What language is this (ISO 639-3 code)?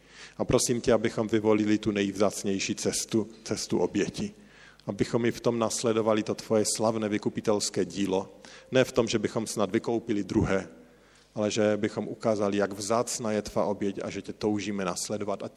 ces